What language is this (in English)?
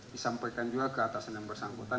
Indonesian